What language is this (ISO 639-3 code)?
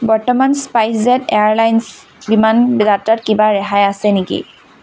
asm